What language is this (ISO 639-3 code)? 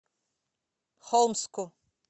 rus